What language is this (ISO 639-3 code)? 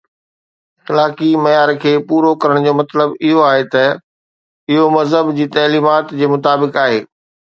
snd